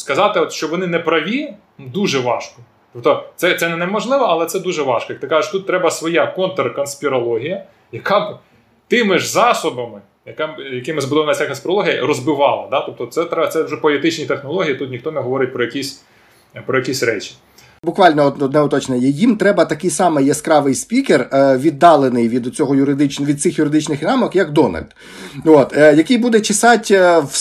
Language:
Ukrainian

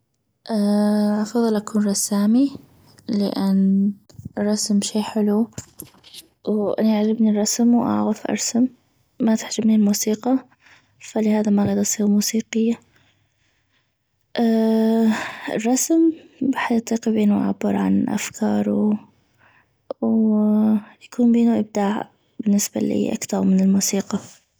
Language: North Mesopotamian Arabic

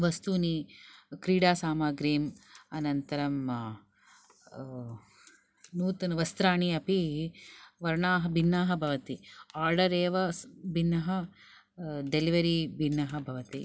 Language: Sanskrit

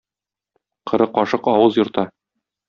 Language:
Tatar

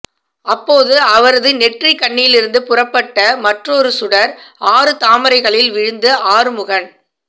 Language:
Tamil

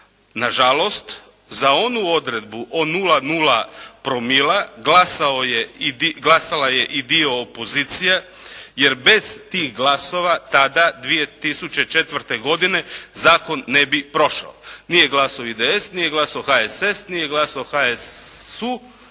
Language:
Croatian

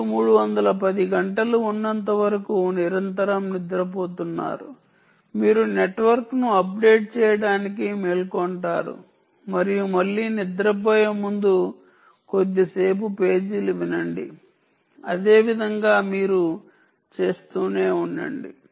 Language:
Telugu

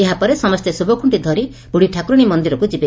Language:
Odia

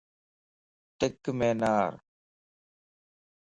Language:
Lasi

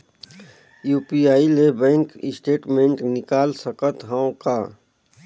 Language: Chhattisgarhi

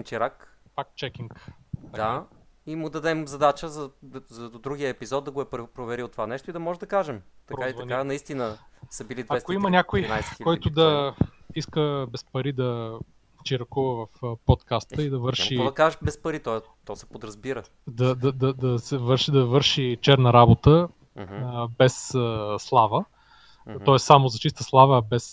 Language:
Bulgarian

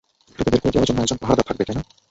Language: Bangla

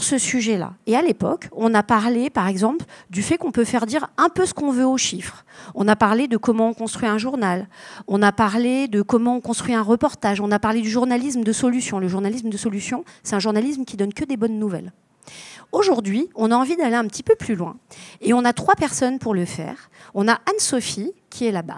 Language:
French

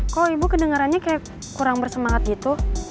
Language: Indonesian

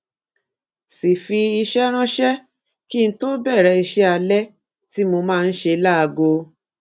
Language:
Yoruba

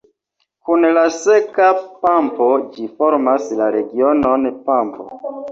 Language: Esperanto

